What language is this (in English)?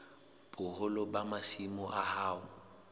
Southern Sotho